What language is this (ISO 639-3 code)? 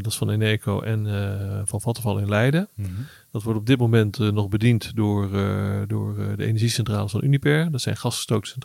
nld